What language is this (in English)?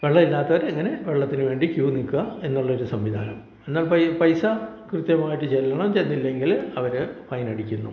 Malayalam